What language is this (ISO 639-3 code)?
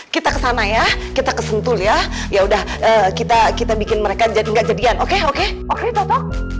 ind